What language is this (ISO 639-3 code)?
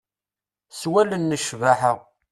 kab